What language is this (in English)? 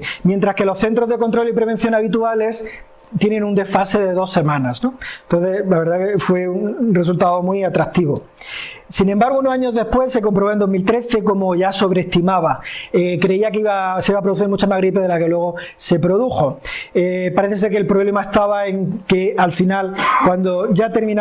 Spanish